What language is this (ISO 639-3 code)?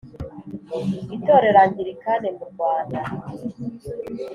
kin